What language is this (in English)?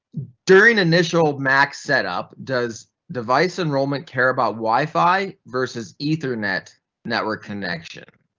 English